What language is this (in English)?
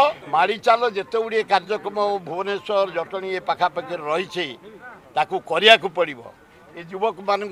Korean